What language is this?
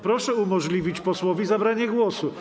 Polish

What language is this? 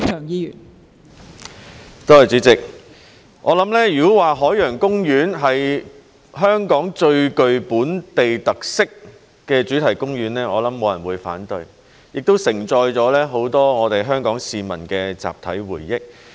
Cantonese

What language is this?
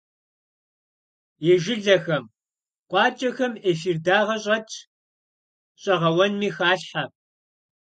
Kabardian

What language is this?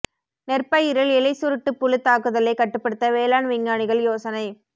Tamil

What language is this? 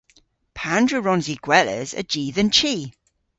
Cornish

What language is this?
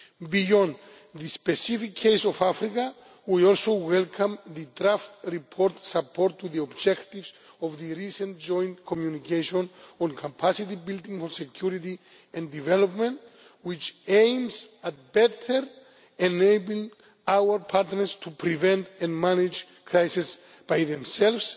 English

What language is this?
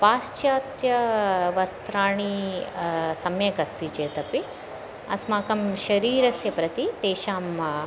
Sanskrit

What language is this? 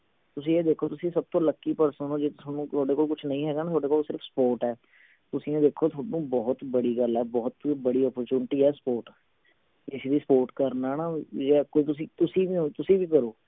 Punjabi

